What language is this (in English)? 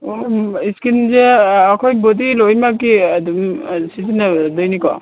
Manipuri